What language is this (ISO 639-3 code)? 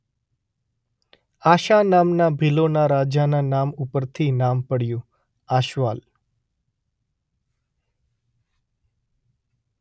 guj